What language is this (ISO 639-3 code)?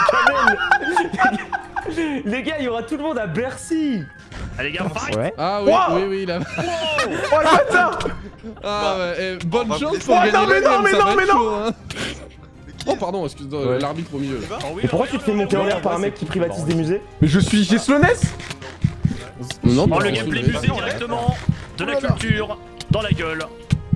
fra